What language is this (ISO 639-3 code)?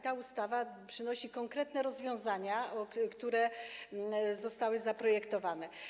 pol